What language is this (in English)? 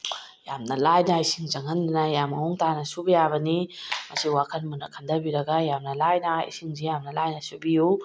Manipuri